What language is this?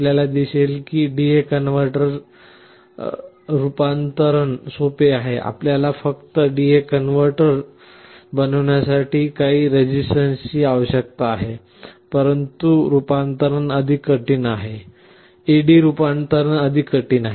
Marathi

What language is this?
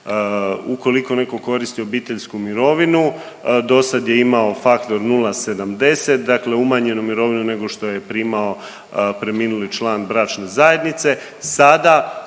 Croatian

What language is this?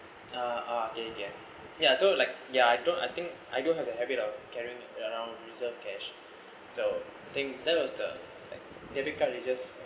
English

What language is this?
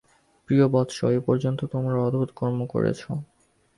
Bangla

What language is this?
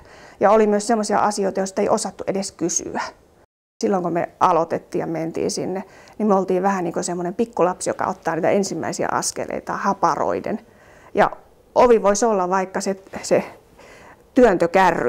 Finnish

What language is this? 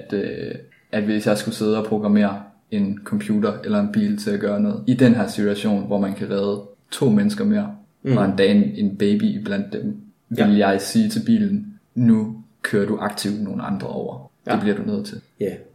Danish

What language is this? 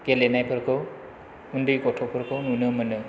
Bodo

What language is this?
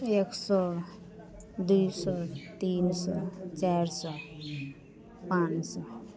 Maithili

